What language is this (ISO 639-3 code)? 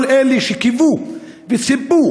heb